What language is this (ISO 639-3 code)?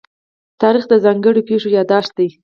pus